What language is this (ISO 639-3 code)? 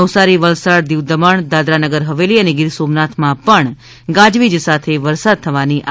guj